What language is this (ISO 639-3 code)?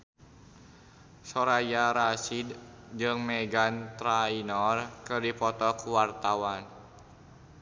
sun